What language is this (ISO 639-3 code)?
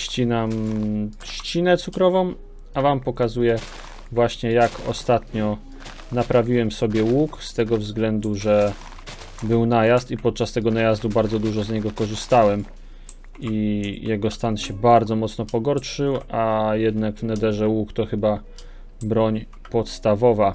pol